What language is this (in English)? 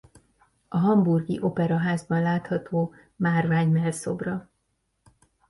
Hungarian